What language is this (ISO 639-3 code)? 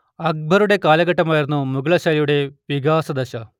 mal